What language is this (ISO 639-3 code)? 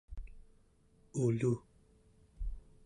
esu